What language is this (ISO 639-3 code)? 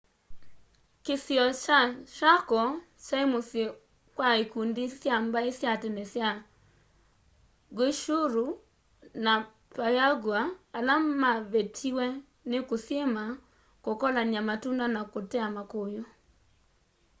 kam